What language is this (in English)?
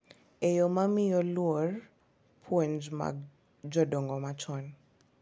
Luo (Kenya and Tanzania)